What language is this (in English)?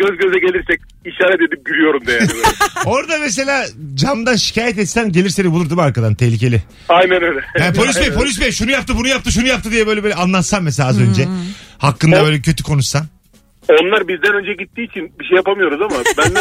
Turkish